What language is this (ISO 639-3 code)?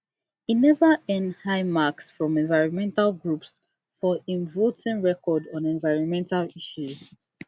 pcm